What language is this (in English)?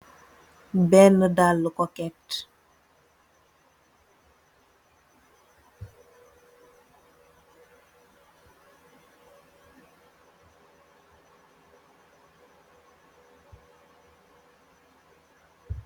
Wolof